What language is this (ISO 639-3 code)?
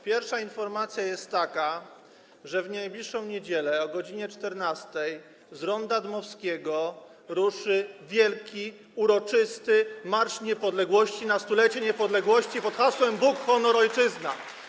pol